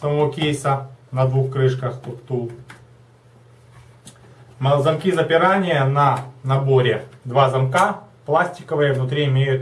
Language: Russian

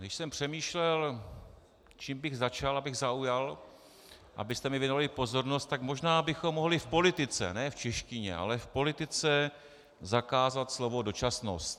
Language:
Czech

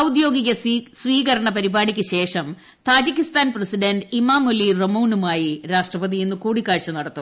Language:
Malayalam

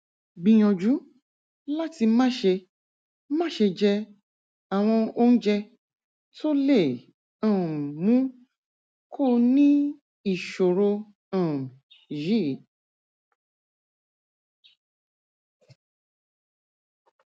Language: Yoruba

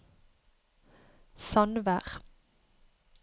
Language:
Norwegian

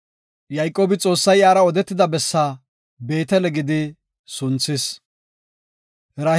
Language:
Gofa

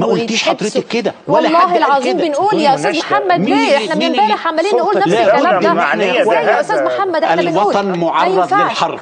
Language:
Arabic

